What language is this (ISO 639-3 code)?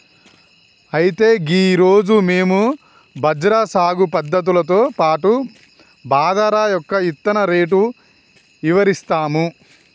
tel